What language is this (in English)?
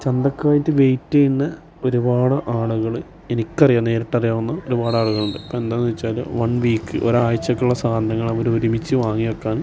Malayalam